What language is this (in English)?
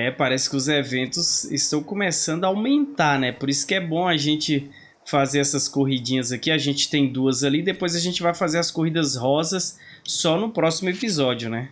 Portuguese